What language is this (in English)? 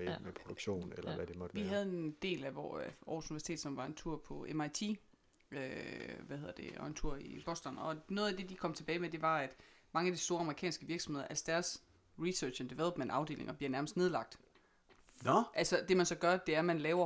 Danish